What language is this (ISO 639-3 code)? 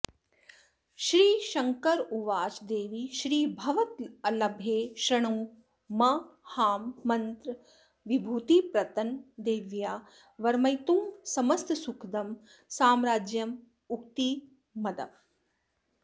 san